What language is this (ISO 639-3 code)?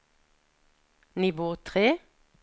nor